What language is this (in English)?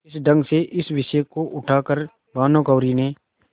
Hindi